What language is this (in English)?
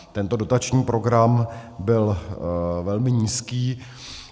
Czech